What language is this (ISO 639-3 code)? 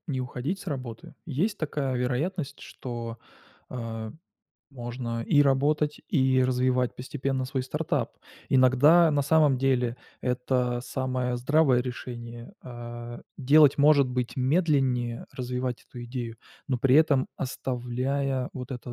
rus